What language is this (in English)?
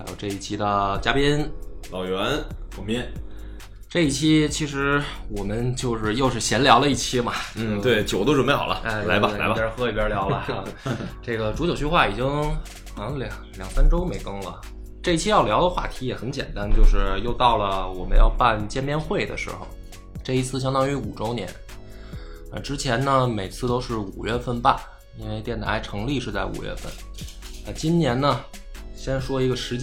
Chinese